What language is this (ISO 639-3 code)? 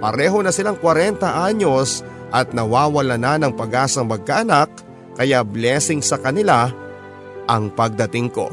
fil